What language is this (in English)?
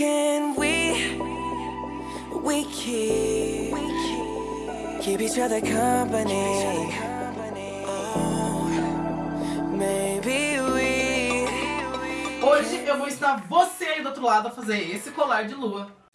Portuguese